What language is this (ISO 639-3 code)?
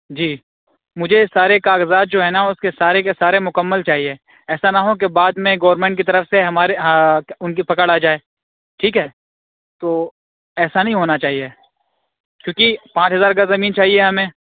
urd